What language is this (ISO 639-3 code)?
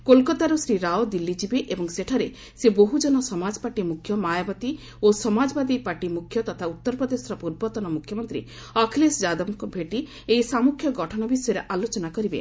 ori